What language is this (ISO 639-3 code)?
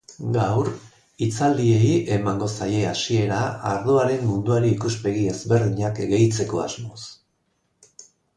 eus